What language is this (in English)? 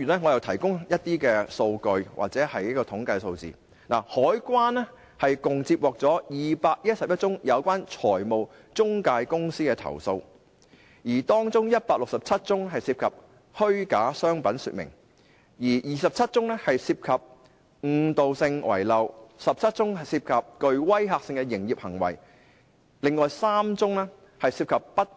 Cantonese